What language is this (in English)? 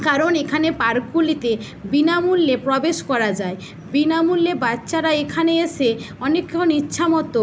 Bangla